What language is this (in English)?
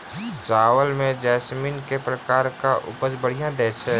Maithili